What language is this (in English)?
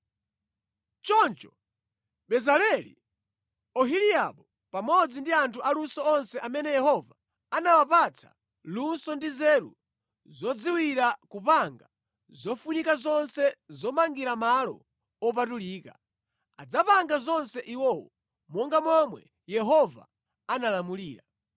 Nyanja